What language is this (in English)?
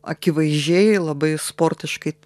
Lithuanian